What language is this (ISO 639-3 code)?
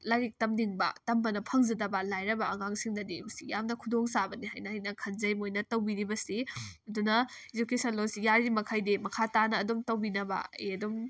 mni